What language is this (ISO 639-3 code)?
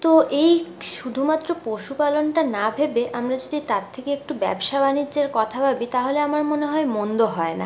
ben